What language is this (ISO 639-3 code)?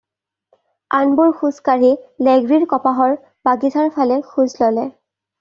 asm